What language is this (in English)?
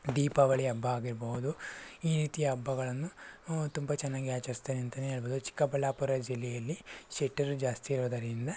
Kannada